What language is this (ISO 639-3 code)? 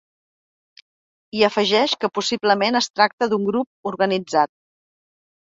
cat